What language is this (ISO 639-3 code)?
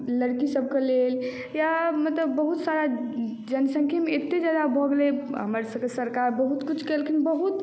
mai